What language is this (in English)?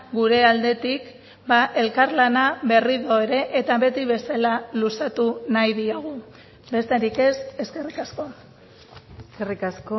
Basque